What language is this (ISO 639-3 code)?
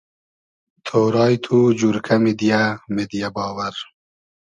haz